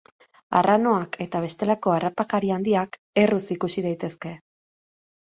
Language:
Basque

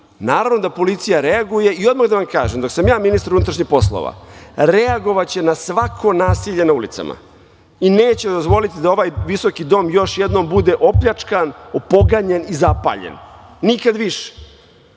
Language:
Serbian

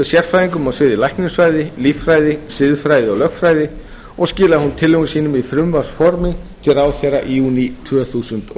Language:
Icelandic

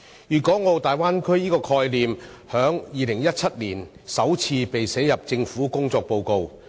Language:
Cantonese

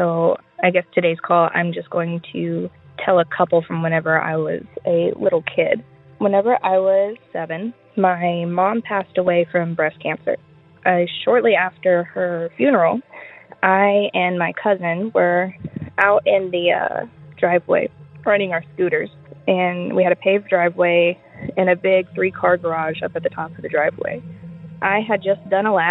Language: English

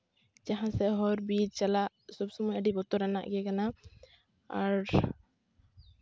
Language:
Santali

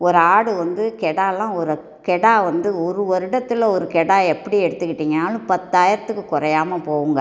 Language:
Tamil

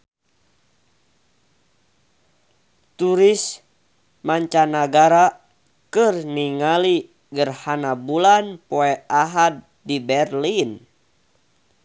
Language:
Sundanese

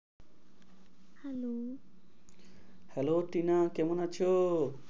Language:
Bangla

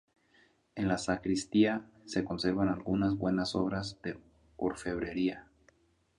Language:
Spanish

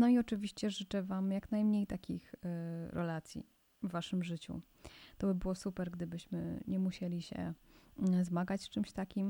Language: Polish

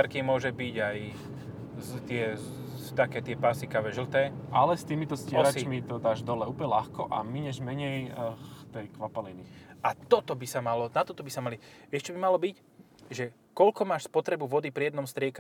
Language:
Slovak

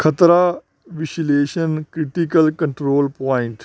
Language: Punjabi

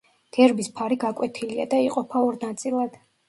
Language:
Georgian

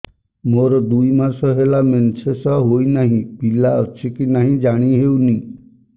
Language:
Odia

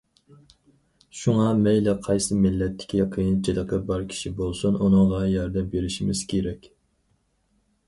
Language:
Uyghur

